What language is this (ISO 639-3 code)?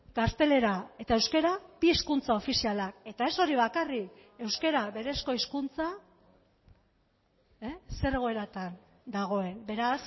eus